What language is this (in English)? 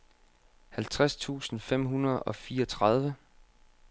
Danish